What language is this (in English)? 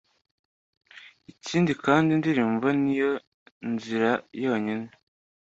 Kinyarwanda